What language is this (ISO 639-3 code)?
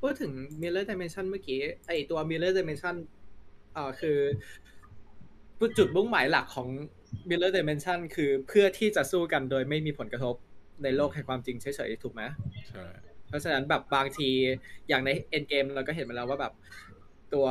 tha